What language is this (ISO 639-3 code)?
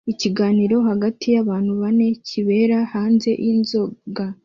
kin